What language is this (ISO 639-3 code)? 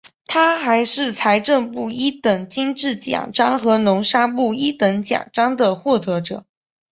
zho